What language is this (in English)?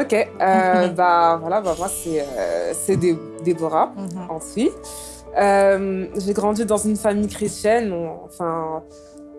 French